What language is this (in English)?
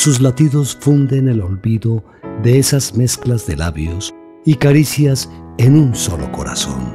Spanish